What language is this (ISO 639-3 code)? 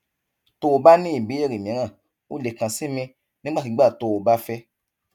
yor